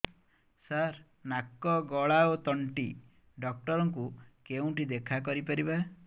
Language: Odia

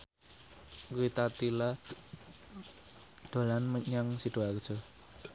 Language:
Javanese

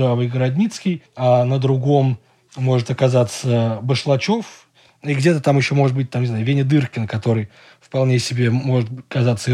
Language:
Russian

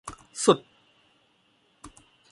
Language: Thai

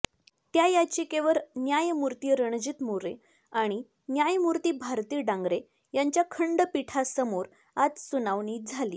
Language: Marathi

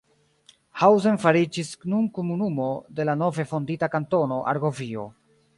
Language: Esperanto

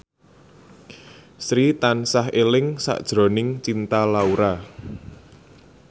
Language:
Javanese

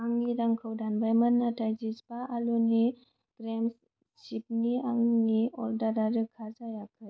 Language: Bodo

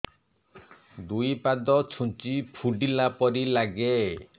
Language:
Odia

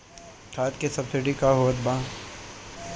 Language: Bhojpuri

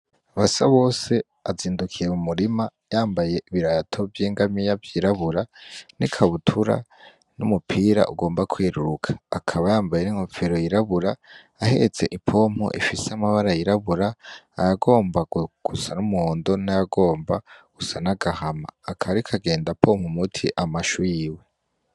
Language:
Rundi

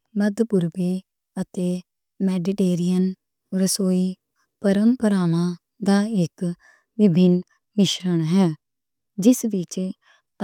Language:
Western Panjabi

